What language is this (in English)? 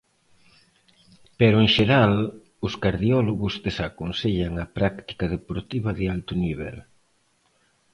Galician